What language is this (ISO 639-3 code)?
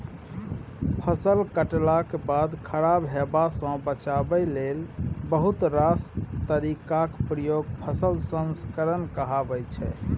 mai